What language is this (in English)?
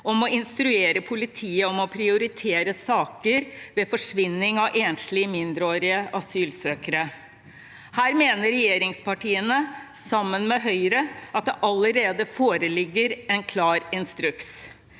Norwegian